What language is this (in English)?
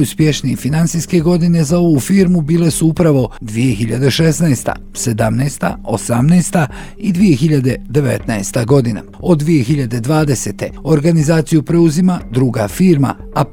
Croatian